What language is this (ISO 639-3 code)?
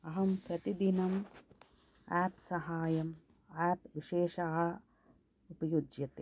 san